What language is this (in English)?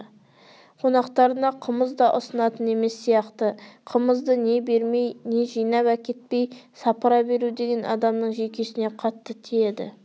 Kazakh